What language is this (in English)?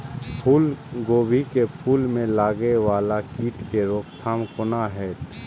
Maithili